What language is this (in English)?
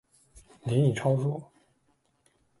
Chinese